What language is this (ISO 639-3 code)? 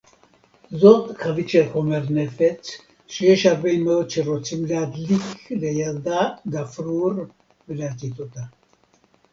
heb